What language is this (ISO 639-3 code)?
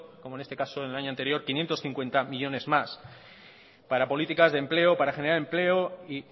spa